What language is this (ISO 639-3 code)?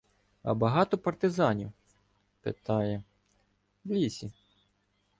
ukr